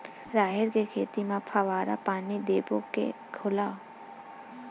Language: Chhattisgarhi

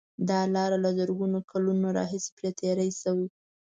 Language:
Pashto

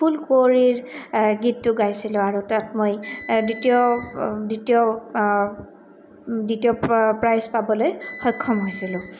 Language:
Assamese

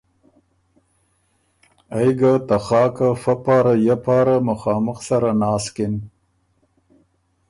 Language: Ormuri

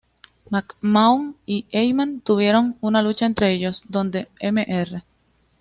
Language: Spanish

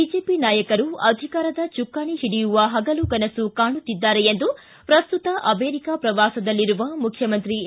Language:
Kannada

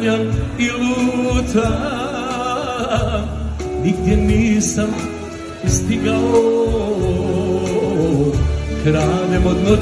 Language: Romanian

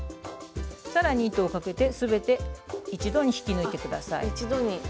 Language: Japanese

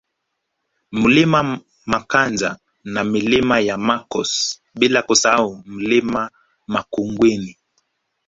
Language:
Swahili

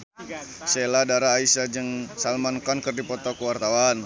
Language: Sundanese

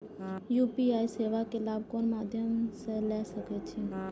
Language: Maithili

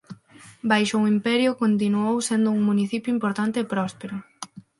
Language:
Galician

